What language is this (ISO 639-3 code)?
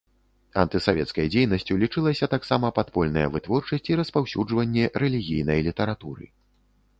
bel